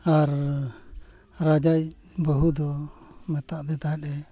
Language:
Santali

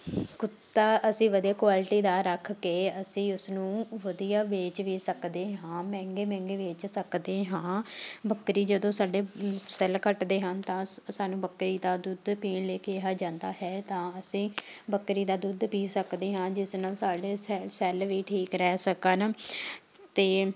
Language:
Punjabi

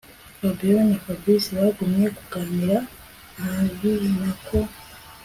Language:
Kinyarwanda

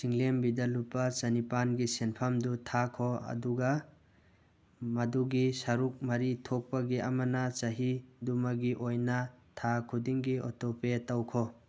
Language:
Manipuri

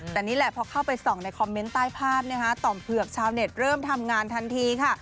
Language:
Thai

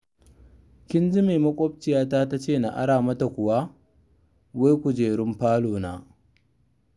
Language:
Hausa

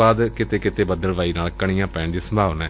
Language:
Punjabi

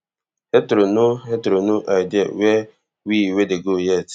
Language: Nigerian Pidgin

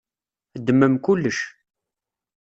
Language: Kabyle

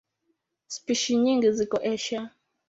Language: Swahili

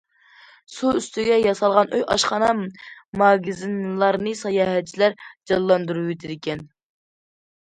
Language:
Uyghur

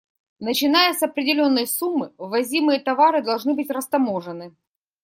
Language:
Russian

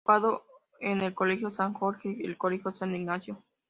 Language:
Spanish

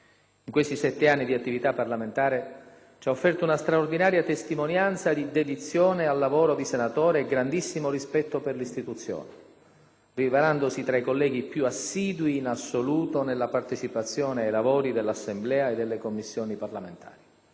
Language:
Italian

